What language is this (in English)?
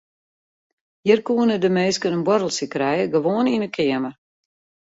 Western Frisian